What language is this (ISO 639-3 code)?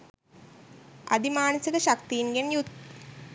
sin